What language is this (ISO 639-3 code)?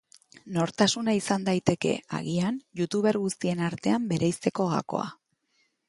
eus